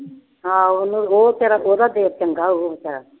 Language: Punjabi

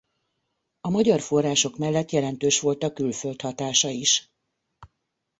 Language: Hungarian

